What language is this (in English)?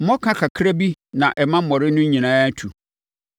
Akan